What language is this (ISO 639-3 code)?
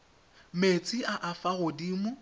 tsn